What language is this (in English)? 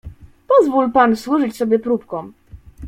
Polish